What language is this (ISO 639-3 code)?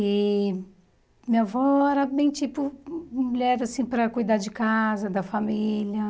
por